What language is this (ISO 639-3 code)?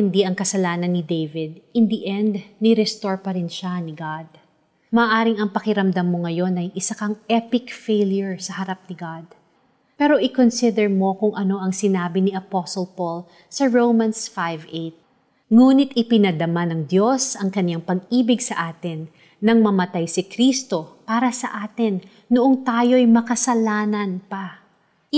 fil